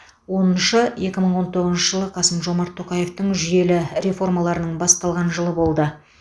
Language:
Kazakh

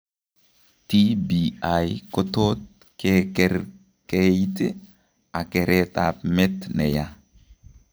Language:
Kalenjin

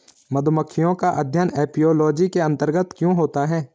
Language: Hindi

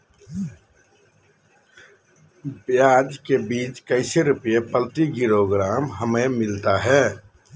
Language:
Magahi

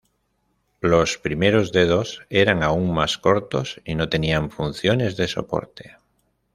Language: Spanish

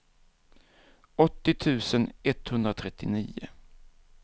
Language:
Swedish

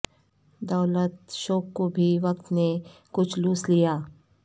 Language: Urdu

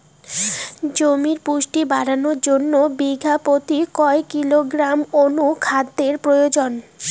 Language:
Bangla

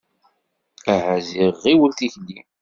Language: Kabyle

